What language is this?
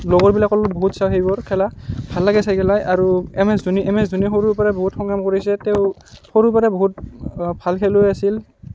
Assamese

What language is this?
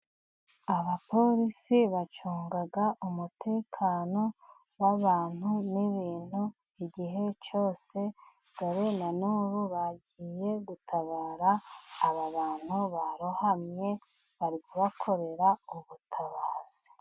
Kinyarwanda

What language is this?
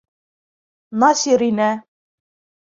Bashkir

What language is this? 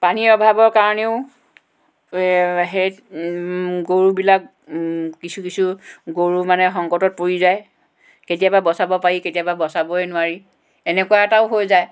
Assamese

